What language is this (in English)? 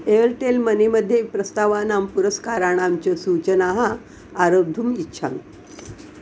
Sanskrit